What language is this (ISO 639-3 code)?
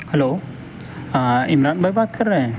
urd